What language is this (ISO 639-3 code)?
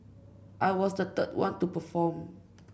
eng